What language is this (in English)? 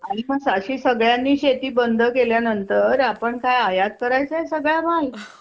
Marathi